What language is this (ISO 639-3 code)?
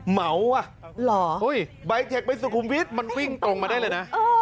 tha